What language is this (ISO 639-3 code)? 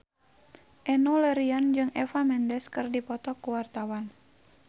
sun